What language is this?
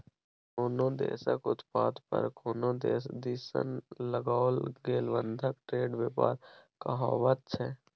Maithili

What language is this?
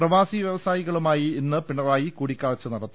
Malayalam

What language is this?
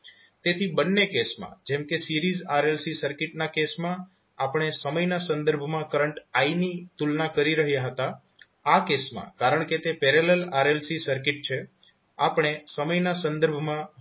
Gujarati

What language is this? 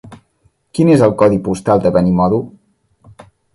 Catalan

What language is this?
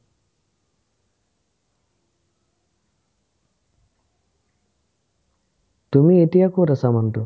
Assamese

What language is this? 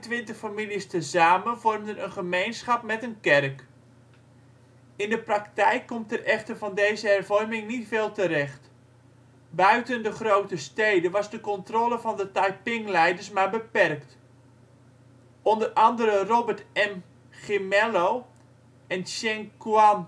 Dutch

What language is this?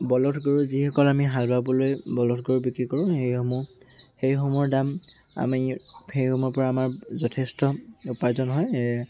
Assamese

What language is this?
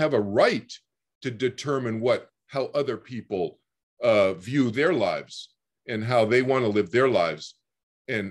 English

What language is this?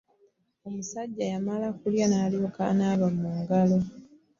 Ganda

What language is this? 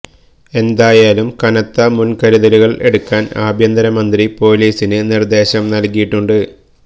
Malayalam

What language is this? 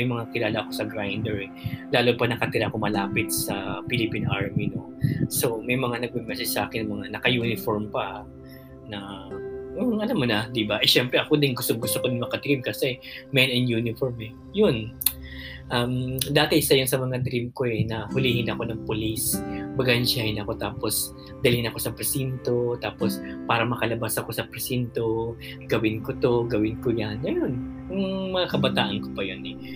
Filipino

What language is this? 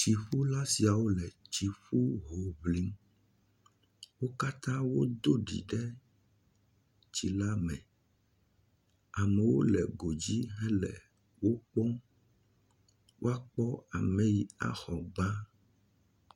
Ewe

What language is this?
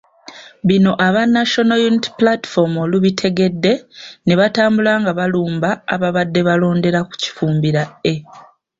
Ganda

